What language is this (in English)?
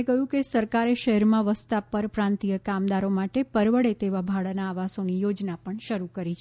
Gujarati